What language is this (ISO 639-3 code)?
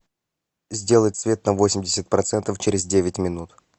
rus